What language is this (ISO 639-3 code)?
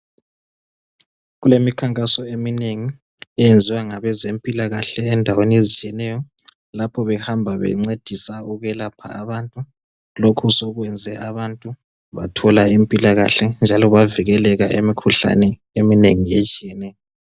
nde